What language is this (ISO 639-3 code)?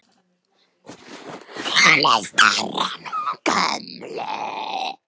isl